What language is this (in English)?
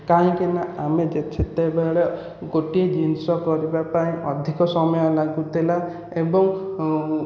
Odia